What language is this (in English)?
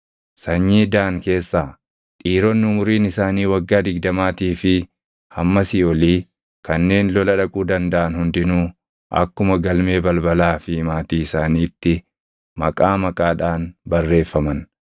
Oromo